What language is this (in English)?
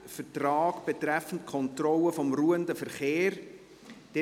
Swiss German